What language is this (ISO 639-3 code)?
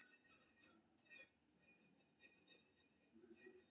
mai